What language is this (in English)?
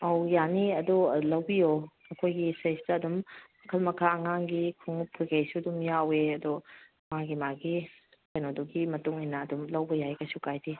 Manipuri